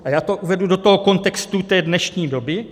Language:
Czech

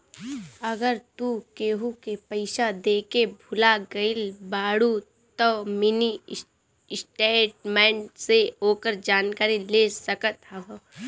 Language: Bhojpuri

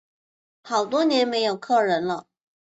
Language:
Chinese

